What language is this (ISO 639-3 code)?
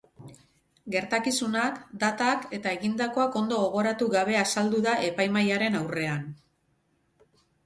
eus